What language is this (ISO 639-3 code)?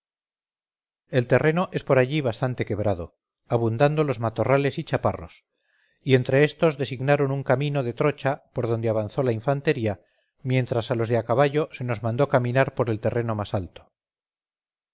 spa